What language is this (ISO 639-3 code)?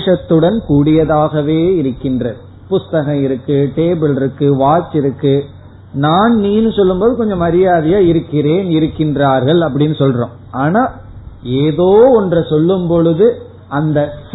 tam